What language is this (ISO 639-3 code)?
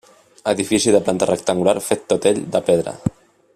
cat